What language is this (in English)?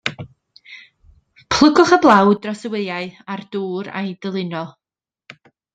Welsh